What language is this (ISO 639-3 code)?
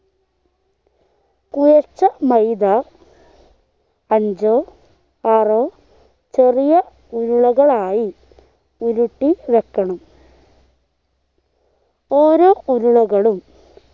mal